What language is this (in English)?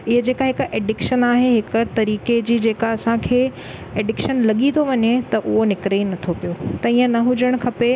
Sindhi